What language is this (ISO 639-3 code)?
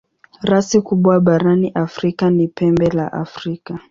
swa